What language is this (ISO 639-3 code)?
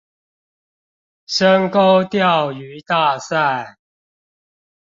zho